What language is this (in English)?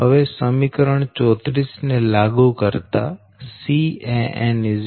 Gujarati